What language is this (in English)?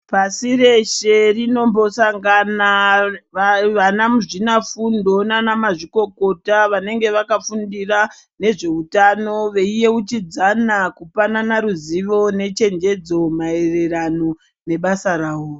Ndau